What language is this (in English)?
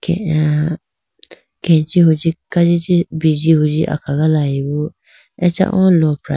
Idu-Mishmi